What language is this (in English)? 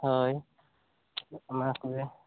Santali